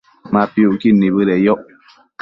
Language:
Matsés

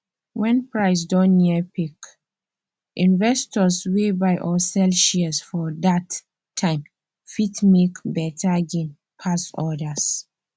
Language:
Nigerian Pidgin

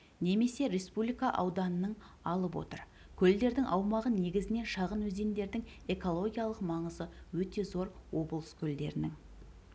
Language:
Kazakh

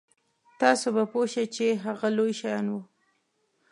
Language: Pashto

